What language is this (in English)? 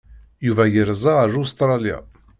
Kabyle